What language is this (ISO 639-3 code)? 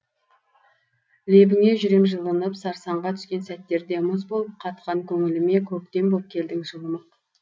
kaz